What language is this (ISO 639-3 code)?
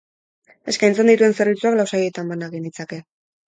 eus